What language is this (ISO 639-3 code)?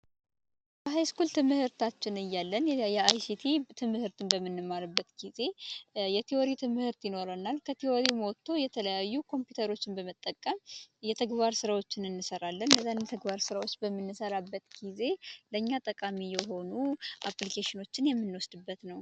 amh